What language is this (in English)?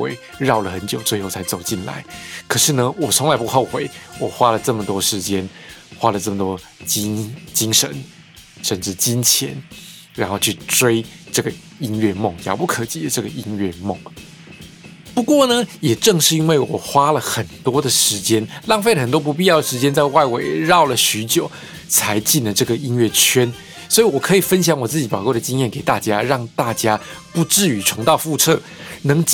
Chinese